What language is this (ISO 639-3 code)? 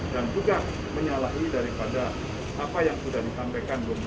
ind